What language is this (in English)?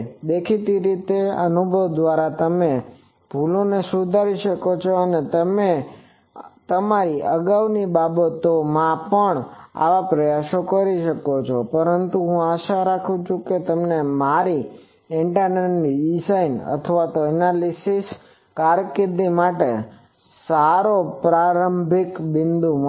Gujarati